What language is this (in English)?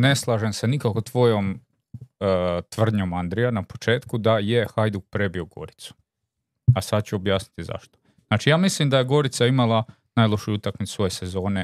Croatian